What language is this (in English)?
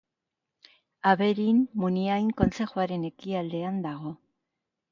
Basque